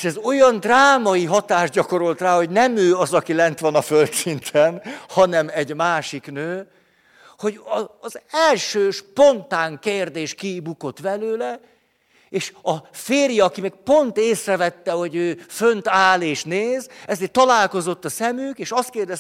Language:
Hungarian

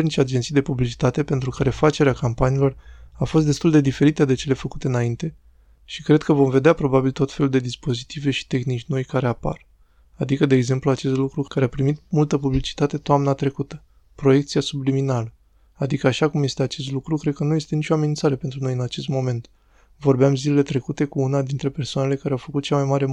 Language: Romanian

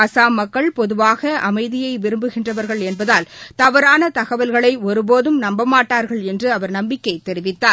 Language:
Tamil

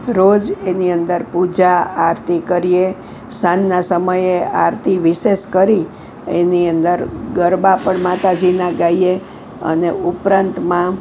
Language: Gujarati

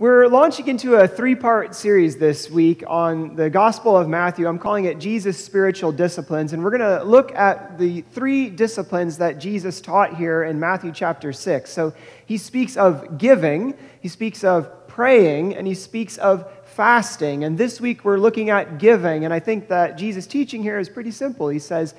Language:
English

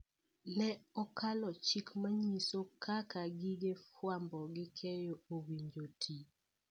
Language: Luo (Kenya and Tanzania)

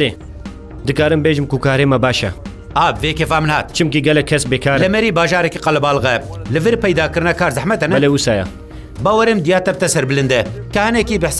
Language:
Arabic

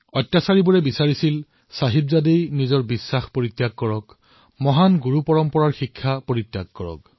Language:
Assamese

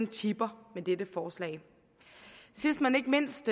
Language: Danish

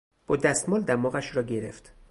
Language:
Persian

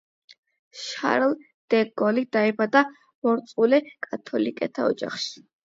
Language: Georgian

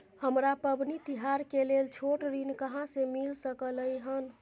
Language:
Maithili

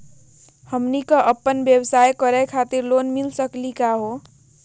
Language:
Magahi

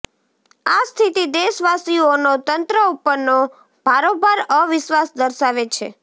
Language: Gujarati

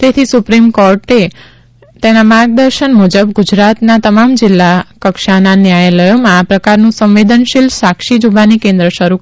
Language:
Gujarati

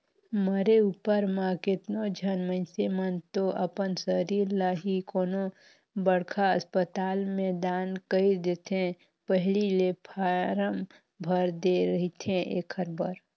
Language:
Chhattisgarhi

